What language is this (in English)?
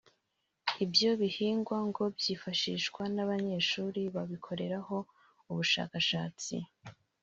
Kinyarwanda